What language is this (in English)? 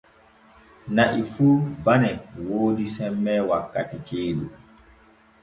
Borgu Fulfulde